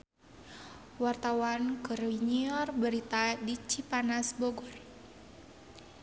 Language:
Sundanese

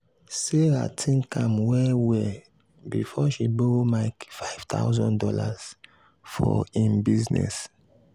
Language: Nigerian Pidgin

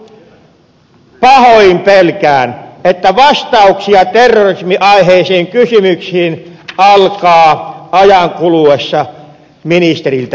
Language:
Finnish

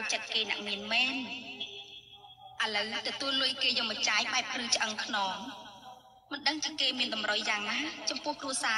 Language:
Thai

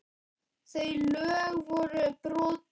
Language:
Icelandic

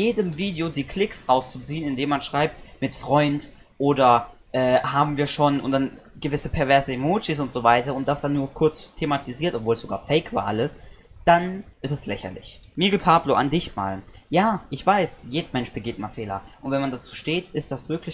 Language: German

